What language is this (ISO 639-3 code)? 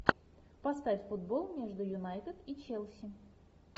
rus